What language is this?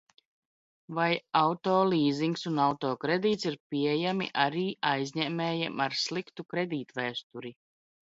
Latvian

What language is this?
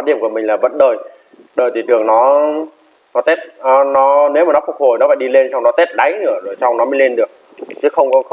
Vietnamese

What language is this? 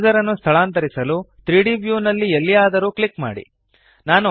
Kannada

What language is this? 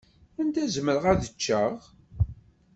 Kabyle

